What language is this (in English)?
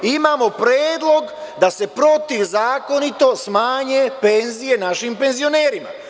Serbian